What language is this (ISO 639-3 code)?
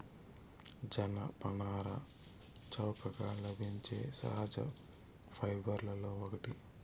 tel